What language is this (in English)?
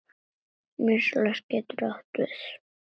Icelandic